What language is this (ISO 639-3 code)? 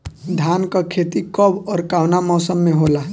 bho